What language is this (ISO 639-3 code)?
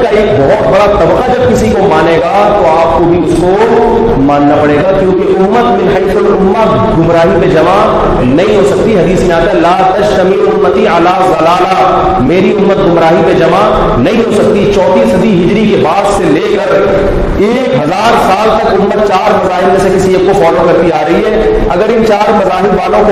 urd